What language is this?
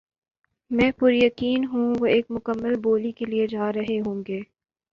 Urdu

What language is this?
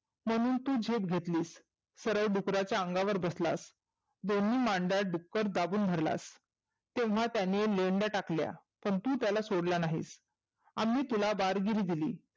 Marathi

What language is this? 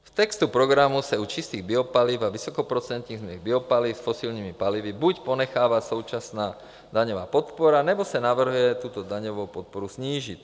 Czech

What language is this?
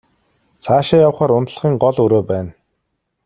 Mongolian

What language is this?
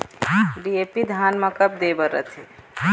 Chhattisgarhi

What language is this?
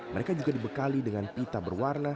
Indonesian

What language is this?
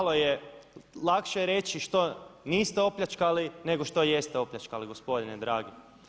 Croatian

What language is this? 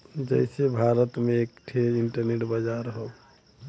Bhojpuri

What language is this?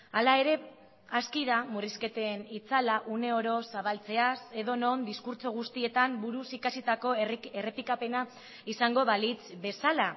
Basque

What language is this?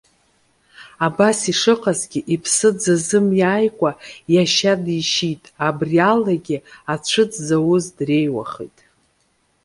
Abkhazian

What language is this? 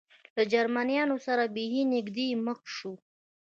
Pashto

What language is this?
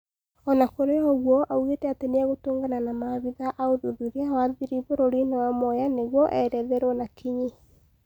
Kikuyu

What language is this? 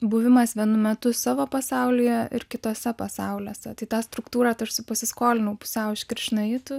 Lithuanian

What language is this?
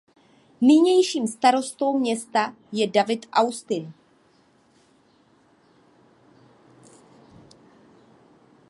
Czech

